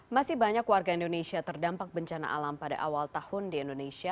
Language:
Indonesian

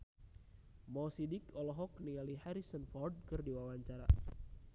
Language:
Sundanese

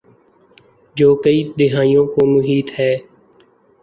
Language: Urdu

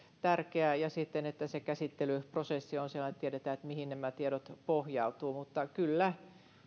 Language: Finnish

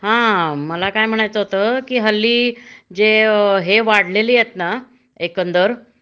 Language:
Marathi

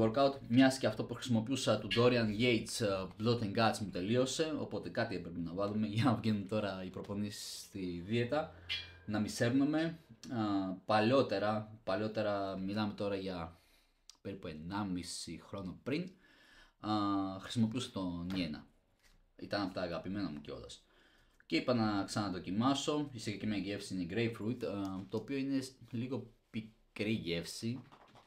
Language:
Greek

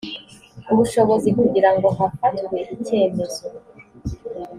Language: Kinyarwanda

